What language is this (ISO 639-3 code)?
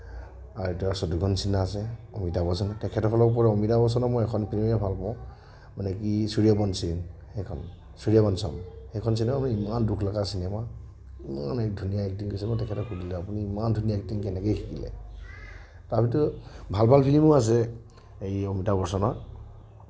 asm